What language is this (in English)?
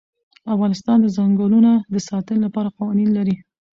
Pashto